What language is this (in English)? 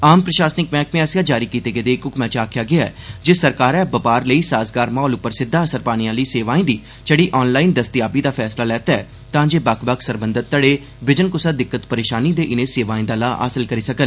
Dogri